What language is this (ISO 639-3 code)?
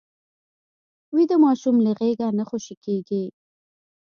pus